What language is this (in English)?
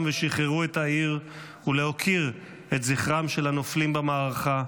Hebrew